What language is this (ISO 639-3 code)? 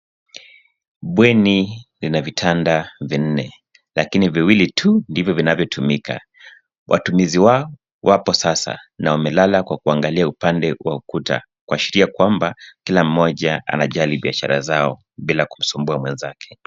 swa